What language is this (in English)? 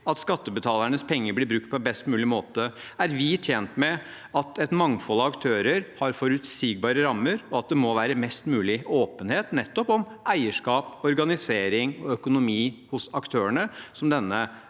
Norwegian